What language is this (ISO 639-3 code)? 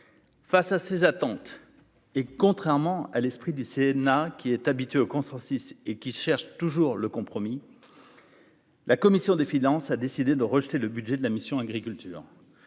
fra